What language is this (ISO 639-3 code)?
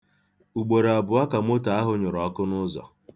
ibo